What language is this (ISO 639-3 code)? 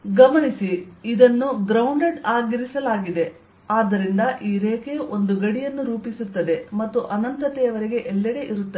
kan